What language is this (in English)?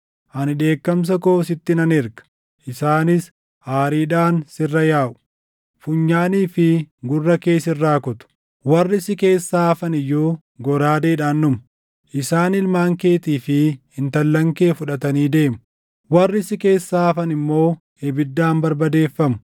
Oromo